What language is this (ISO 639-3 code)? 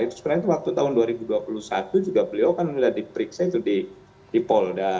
ind